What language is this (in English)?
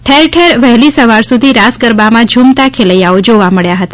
Gujarati